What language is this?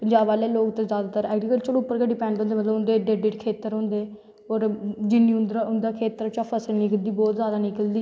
Dogri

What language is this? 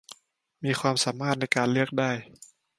Thai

